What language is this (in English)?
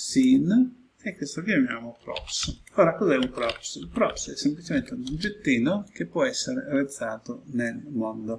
Italian